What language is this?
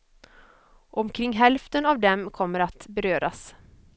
Swedish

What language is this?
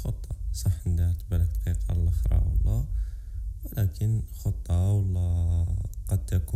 Arabic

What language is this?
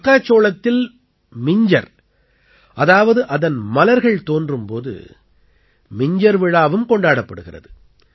Tamil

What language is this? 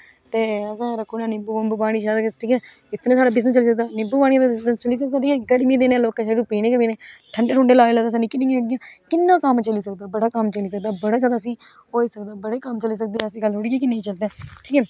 Dogri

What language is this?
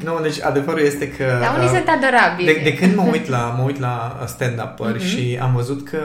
Romanian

